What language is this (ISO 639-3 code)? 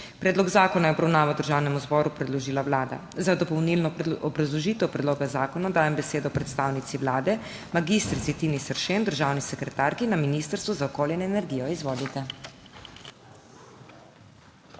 slv